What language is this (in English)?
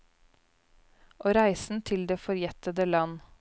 Norwegian